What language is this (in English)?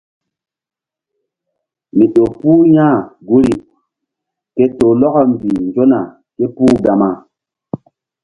Mbum